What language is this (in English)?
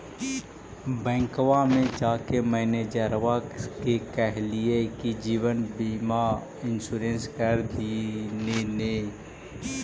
Magahi